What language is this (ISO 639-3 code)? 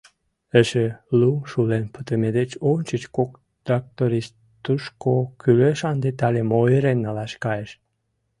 chm